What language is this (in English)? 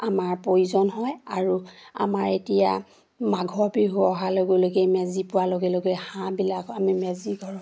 Assamese